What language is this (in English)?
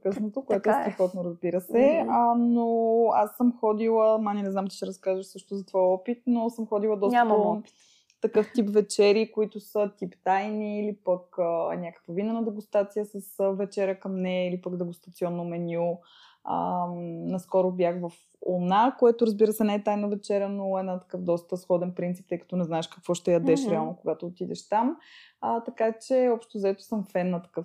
Bulgarian